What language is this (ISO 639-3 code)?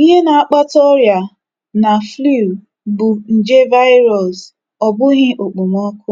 ibo